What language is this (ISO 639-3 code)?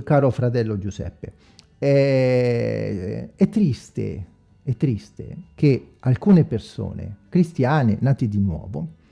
ita